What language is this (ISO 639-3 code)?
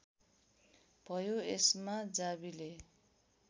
nep